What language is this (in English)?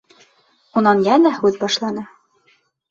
Bashkir